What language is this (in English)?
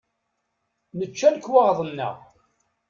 Kabyle